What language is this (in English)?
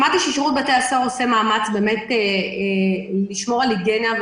Hebrew